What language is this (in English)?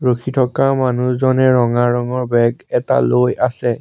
Assamese